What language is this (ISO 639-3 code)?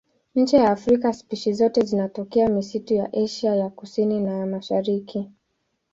swa